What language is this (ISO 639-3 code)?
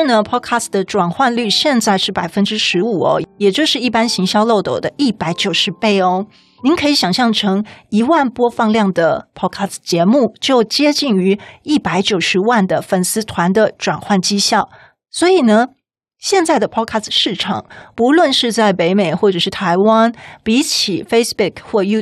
zho